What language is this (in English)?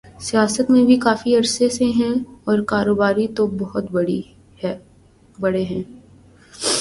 Urdu